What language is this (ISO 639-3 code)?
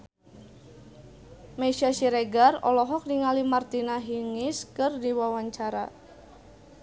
sun